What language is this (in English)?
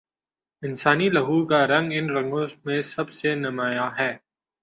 Urdu